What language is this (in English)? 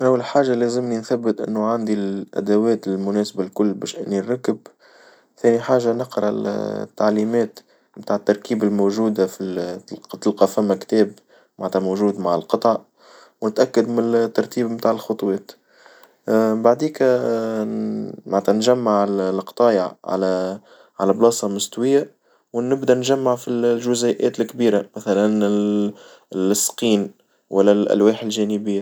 Tunisian Arabic